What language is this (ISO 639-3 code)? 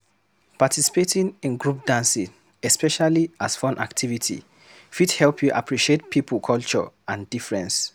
pcm